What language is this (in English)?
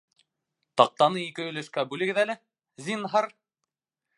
Bashkir